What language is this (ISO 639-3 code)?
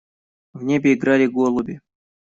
rus